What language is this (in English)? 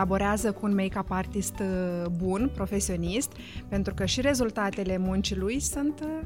Romanian